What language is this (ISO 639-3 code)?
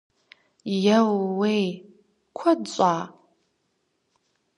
kbd